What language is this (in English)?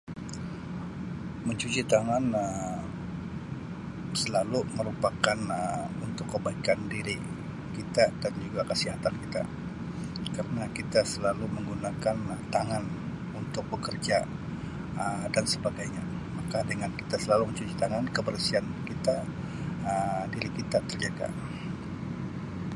Sabah Malay